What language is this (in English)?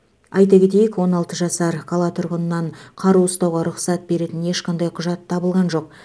Kazakh